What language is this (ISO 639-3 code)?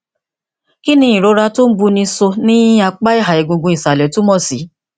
yor